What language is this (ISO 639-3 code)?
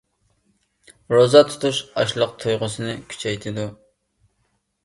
uig